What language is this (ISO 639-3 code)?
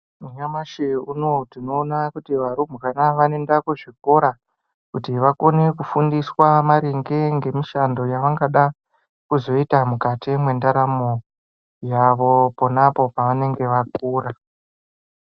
ndc